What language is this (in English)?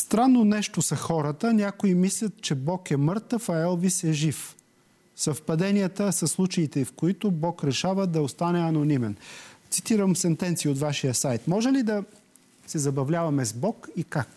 Bulgarian